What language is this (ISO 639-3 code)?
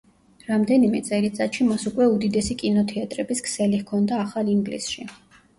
kat